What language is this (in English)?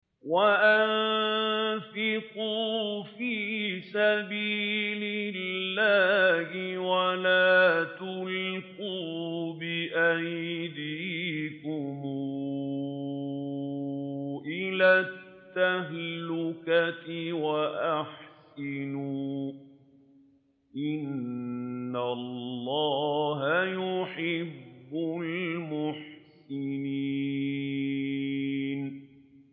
Arabic